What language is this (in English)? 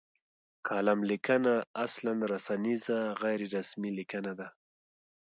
Pashto